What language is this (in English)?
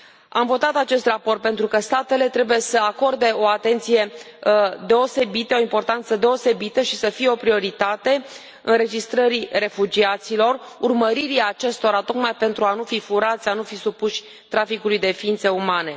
Romanian